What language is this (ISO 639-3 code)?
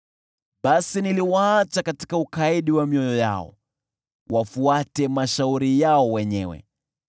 swa